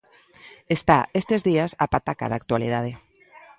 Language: Galician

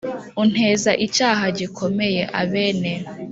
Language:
Kinyarwanda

